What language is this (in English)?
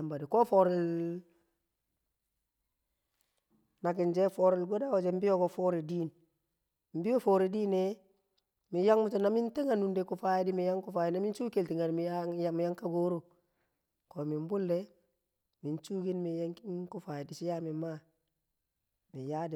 Kamo